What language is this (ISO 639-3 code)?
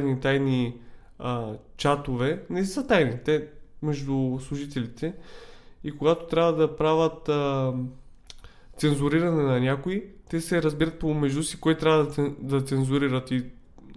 bul